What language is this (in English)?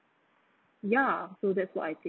English